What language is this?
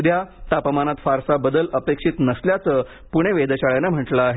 Marathi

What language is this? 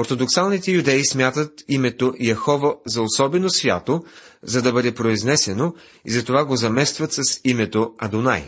Bulgarian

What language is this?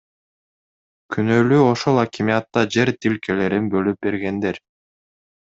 Kyrgyz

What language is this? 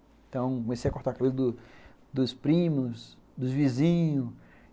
Portuguese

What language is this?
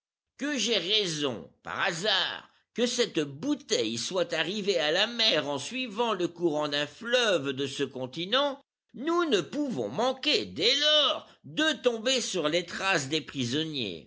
French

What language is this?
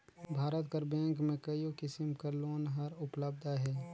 Chhattisgarhi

